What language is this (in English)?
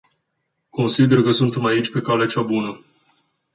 Romanian